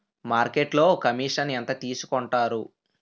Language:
Telugu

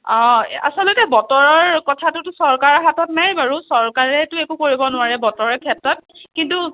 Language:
Assamese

